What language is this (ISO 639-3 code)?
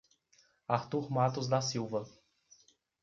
por